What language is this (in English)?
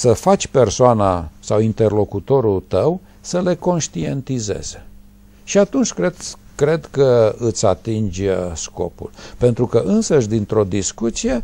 Romanian